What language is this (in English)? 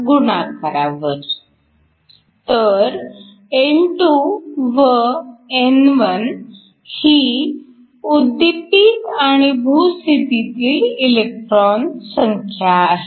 Marathi